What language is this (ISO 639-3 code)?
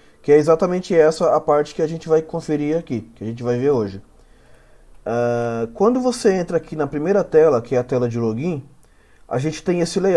por